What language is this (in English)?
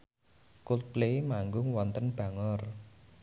Javanese